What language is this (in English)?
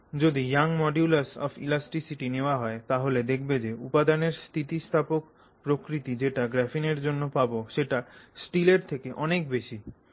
Bangla